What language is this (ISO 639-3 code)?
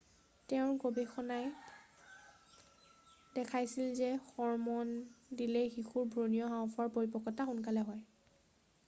asm